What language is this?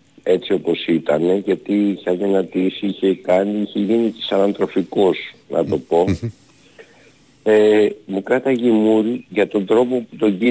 Greek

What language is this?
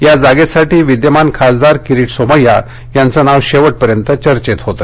Marathi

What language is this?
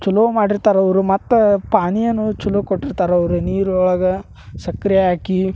Kannada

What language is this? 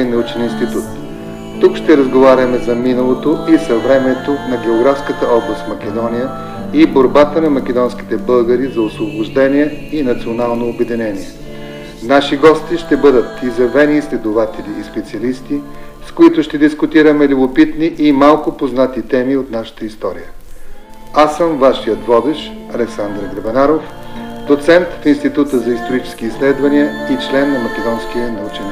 Bulgarian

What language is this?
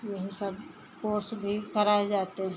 Hindi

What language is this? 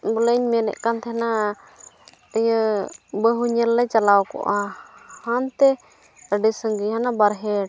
Santali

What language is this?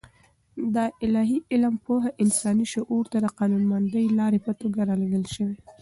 Pashto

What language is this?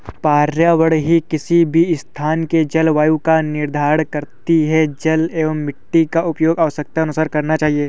Hindi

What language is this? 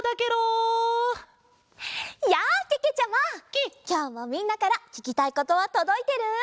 Japanese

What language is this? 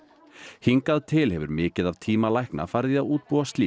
Icelandic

